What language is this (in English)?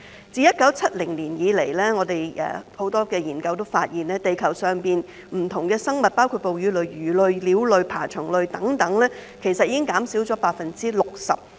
Cantonese